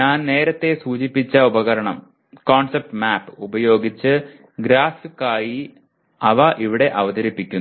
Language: Malayalam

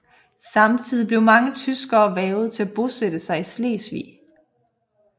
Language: Danish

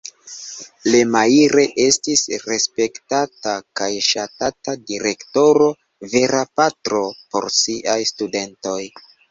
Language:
Esperanto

